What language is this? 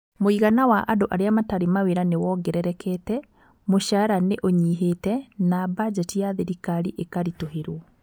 Kikuyu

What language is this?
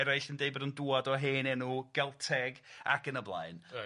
Welsh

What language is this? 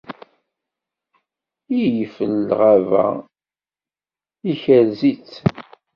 Kabyle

